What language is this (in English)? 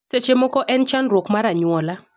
Luo (Kenya and Tanzania)